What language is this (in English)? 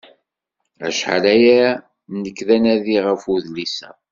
Kabyle